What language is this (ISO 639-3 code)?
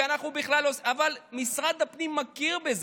heb